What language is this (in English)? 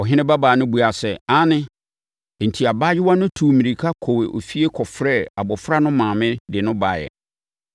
Akan